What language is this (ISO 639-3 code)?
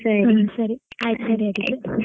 kan